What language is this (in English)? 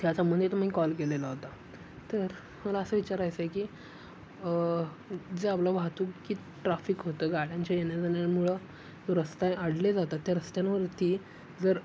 Marathi